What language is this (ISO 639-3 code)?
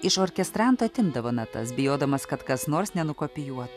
lit